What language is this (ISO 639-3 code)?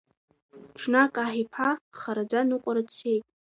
abk